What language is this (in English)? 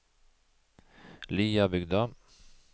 Norwegian